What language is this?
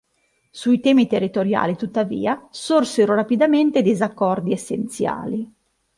Italian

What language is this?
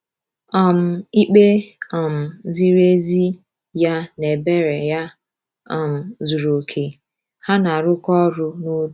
Igbo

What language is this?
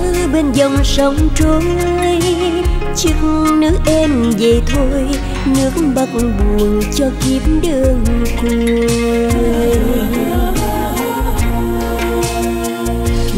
Vietnamese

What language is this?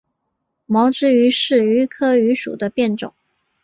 Chinese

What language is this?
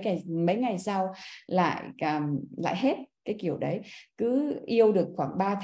Vietnamese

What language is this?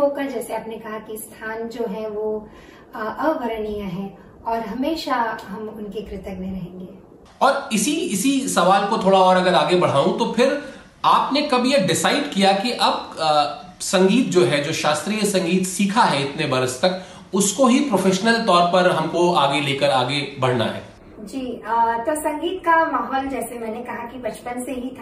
Hindi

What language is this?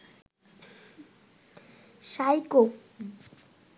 Bangla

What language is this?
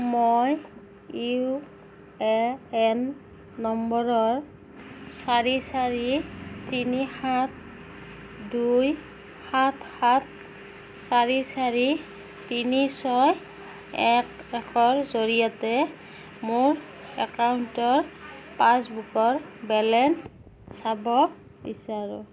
Assamese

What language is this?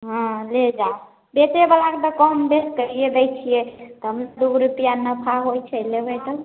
Maithili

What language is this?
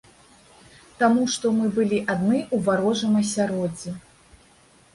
Belarusian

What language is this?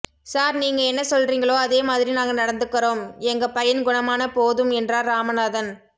Tamil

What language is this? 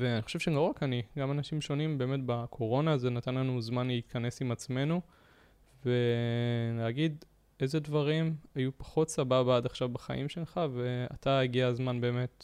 Hebrew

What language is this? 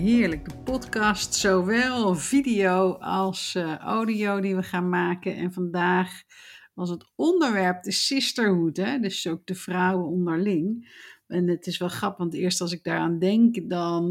Dutch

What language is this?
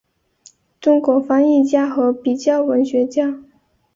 Chinese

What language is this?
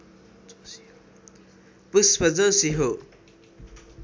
Nepali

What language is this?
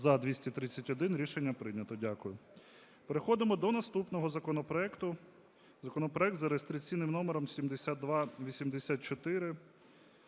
Ukrainian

